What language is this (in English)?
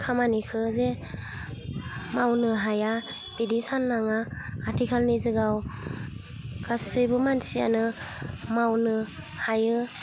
Bodo